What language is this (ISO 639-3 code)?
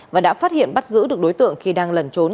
vie